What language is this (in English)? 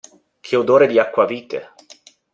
Italian